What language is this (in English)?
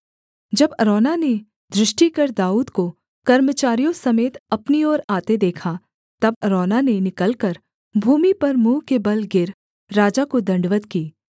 Hindi